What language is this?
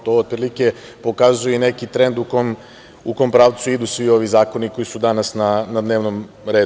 Serbian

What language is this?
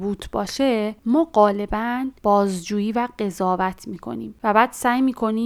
Persian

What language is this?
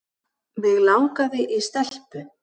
Icelandic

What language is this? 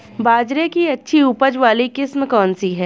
Hindi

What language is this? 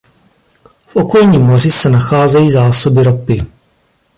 Czech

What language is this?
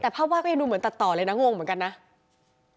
Thai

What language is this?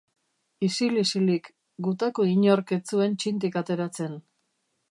Basque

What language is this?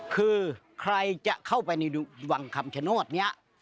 Thai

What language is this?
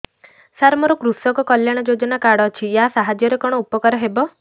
Odia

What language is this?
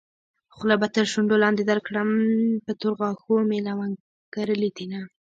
Pashto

